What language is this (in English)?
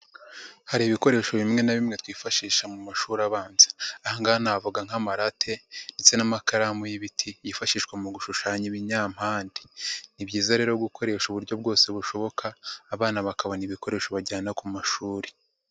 Kinyarwanda